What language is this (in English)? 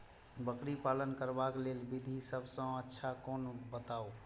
Maithili